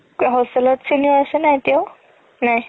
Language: Assamese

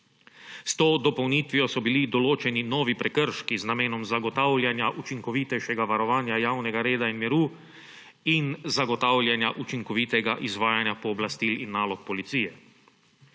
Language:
Slovenian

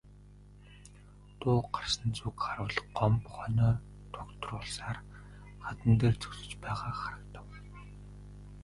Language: Mongolian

